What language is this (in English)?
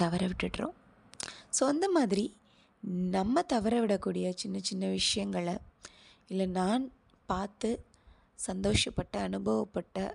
Tamil